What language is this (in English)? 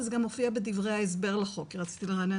Hebrew